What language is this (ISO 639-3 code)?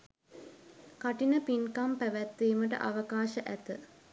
sin